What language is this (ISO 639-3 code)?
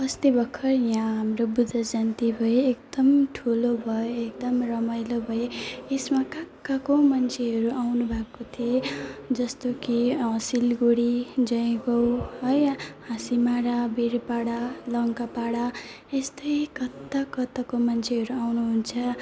nep